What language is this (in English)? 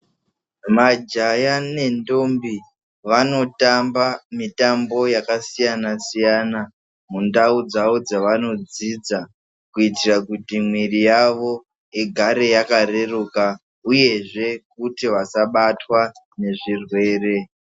Ndau